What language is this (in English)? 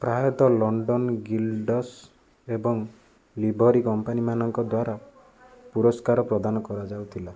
Odia